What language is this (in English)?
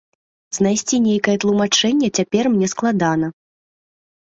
Belarusian